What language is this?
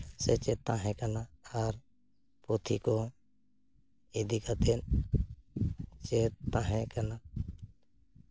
Santali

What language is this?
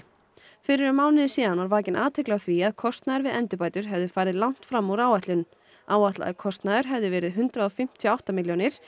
Icelandic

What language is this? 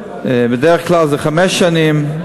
Hebrew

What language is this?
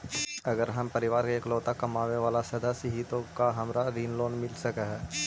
Magahi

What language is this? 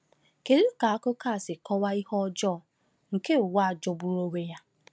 Igbo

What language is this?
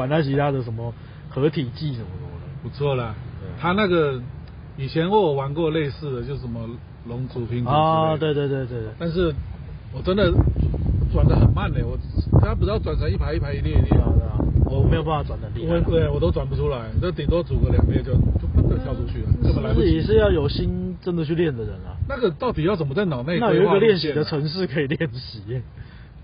Chinese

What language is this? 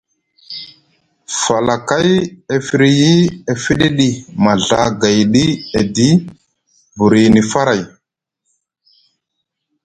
Musgu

